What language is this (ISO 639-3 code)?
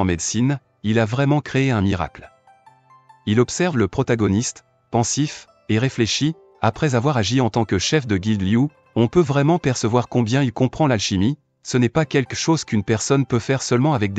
fra